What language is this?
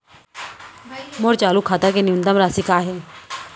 Chhattisgarhi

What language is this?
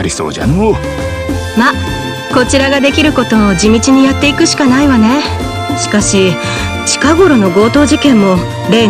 Japanese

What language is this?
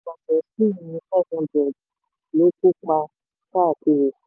Yoruba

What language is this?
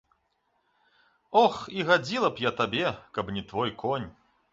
Belarusian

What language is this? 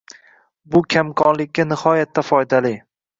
Uzbek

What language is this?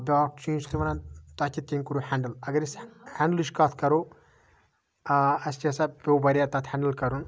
Kashmiri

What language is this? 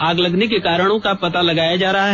Hindi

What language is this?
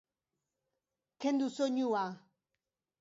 Basque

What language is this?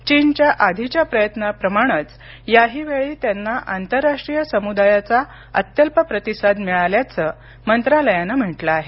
Marathi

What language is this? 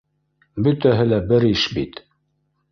Bashkir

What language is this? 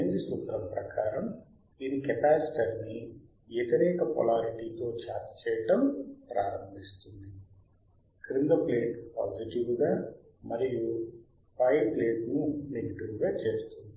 Telugu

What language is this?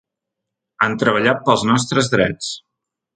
Catalan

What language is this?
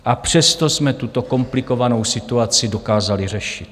Czech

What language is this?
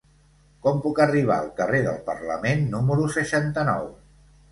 Catalan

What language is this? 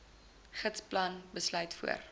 Afrikaans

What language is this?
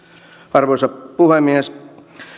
Finnish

